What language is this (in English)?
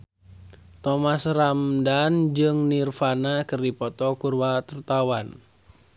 Sundanese